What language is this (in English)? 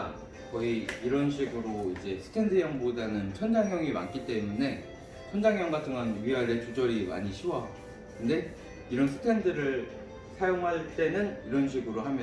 Korean